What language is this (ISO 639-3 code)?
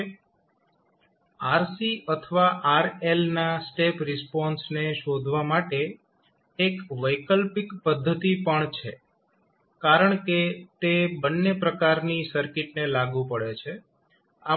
guj